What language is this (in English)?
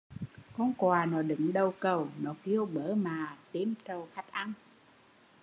Vietnamese